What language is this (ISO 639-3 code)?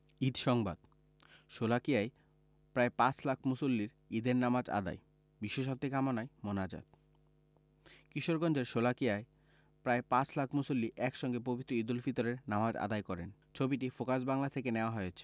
ben